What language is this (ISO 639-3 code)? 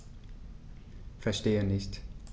deu